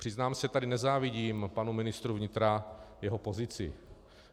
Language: Czech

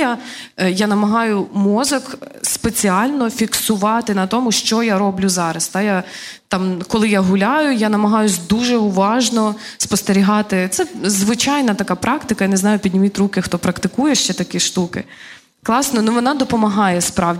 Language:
Ukrainian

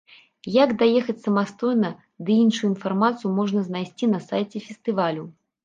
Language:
Belarusian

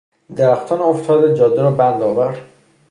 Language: Persian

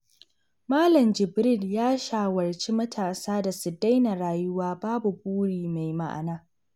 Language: Hausa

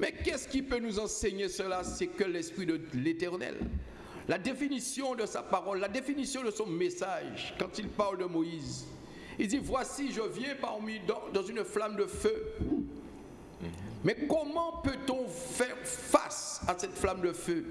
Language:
French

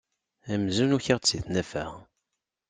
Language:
Kabyle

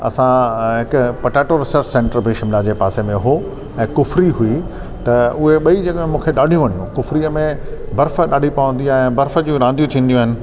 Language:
Sindhi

